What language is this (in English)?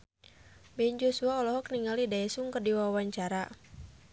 Sundanese